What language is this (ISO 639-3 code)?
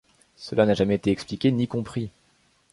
fra